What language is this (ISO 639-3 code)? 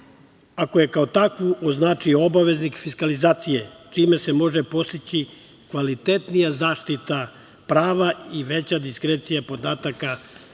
srp